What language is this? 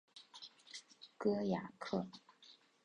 Chinese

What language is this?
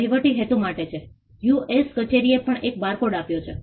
Gujarati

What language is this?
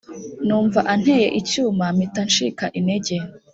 Kinyarwanda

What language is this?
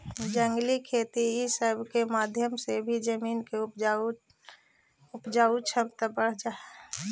Magahi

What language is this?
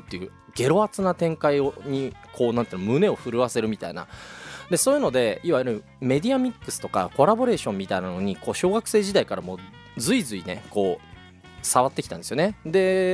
Japanese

